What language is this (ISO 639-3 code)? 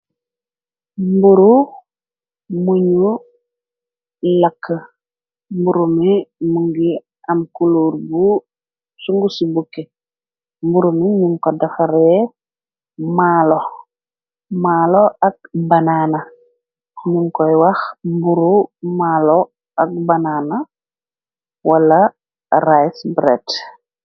wol